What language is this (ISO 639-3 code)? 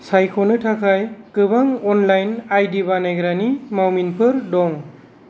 brx